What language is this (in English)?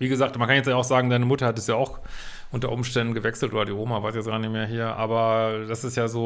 German